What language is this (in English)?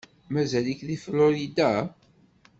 Kabyle